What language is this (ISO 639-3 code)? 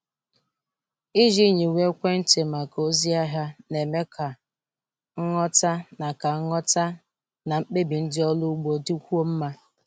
ibo